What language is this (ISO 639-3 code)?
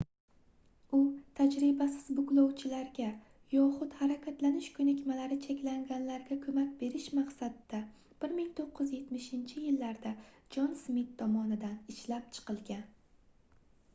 uzb